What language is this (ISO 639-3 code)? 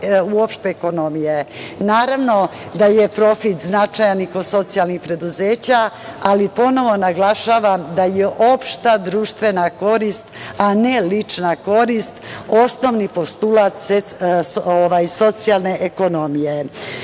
srp